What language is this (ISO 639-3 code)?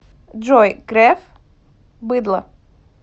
rus